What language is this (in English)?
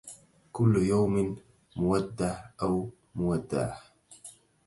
Arabic